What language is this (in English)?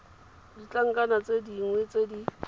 Tswana